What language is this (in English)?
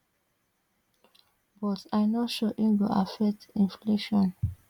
Nigerian Pidgin